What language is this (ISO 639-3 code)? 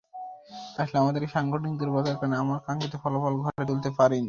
ben